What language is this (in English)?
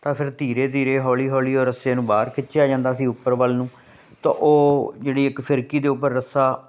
Punjabi